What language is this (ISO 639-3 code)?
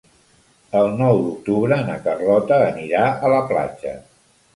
cat